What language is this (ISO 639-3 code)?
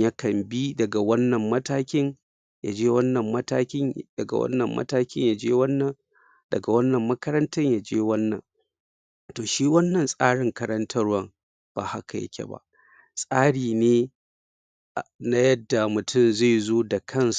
hau